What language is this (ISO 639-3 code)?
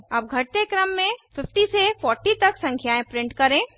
hin